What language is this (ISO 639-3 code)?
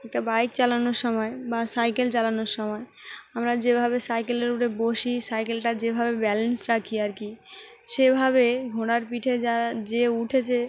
ben